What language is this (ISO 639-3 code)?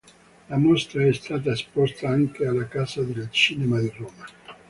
ita